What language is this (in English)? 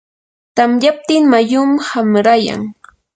Yanahuanca Pasco Quechua